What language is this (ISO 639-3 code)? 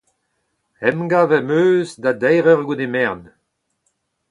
bre